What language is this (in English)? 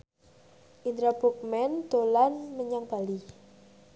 Javanese